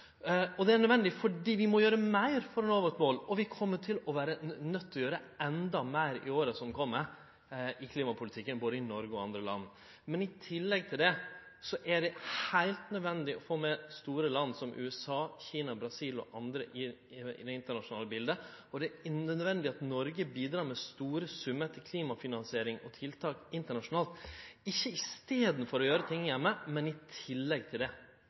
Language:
Norwegian Nynorsk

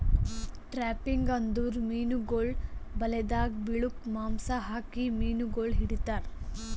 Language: Kannada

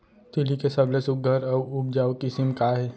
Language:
Chhattisgarhi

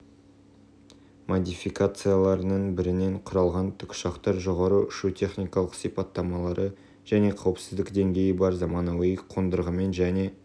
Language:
Kazakh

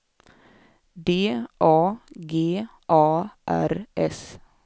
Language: Swedish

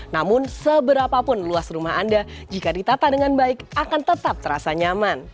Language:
Indonesian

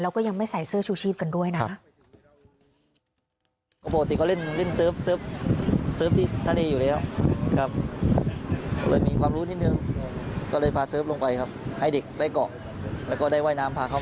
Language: Thai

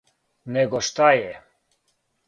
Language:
Serbian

